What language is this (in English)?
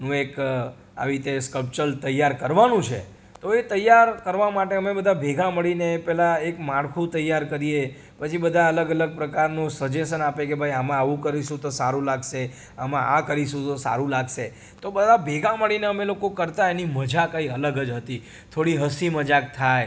Gujarati